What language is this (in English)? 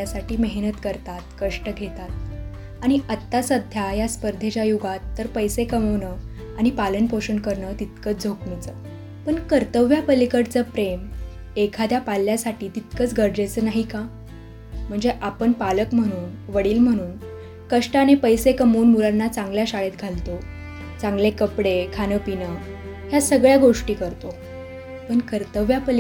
Marathi